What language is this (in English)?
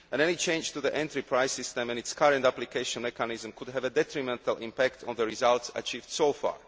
English